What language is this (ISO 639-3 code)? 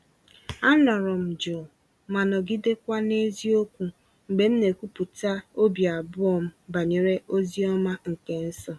ibo